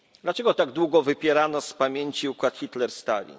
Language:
Polish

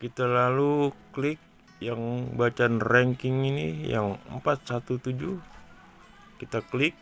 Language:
Indonesian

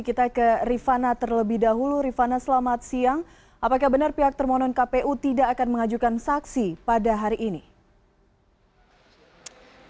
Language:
Indonesian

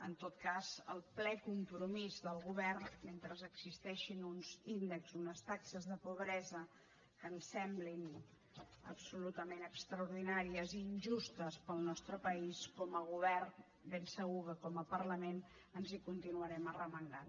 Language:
Catalan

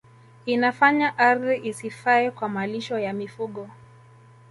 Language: Swahili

